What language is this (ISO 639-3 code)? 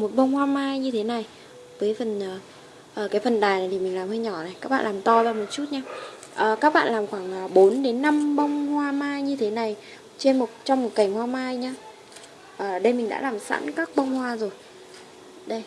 vie